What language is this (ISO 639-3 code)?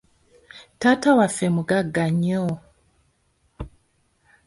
lug